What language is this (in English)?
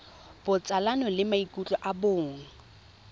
Tswana